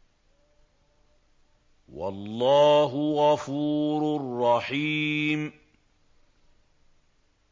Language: Arabic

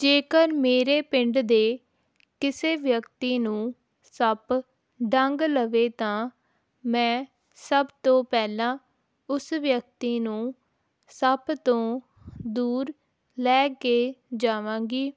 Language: Punjabi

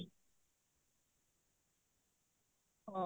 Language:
Odia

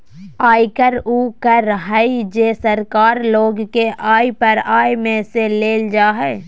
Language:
Magahi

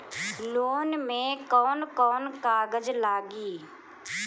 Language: Bhojpuri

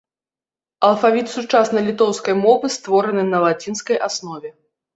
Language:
Belarusian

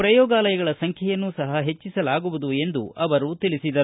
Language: Kannada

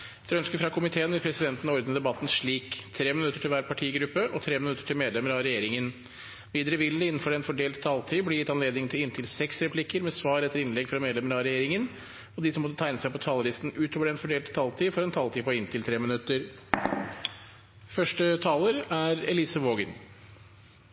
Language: Norwegian Bokmål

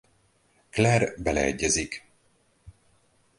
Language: Hungarian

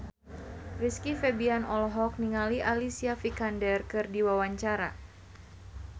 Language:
Sundanese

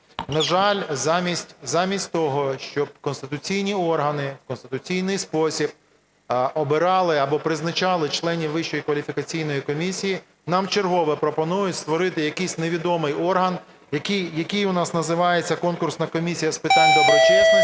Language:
Ukrainian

